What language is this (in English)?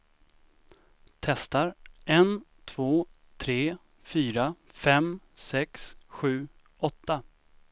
Swedish